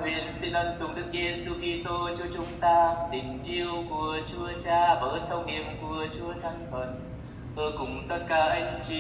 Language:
Vietnamese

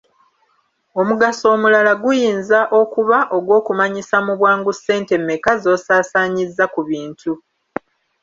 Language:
Ganda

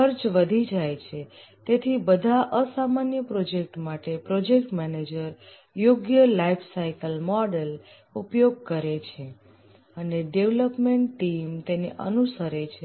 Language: Gujarati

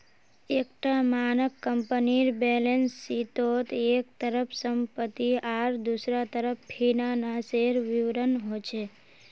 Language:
Magahi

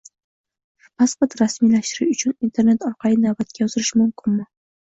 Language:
Uzbek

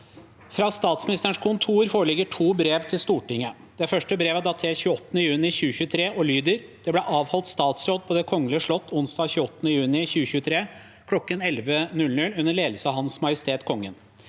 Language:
Norwegian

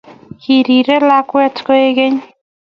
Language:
Kalenjin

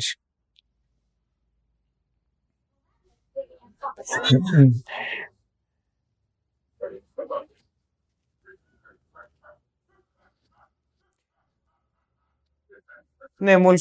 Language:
Greek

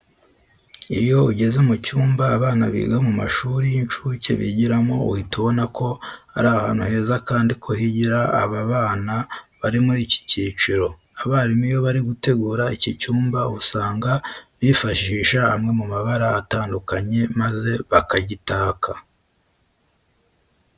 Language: Kinyarwanda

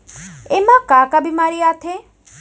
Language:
Chhattisgarhi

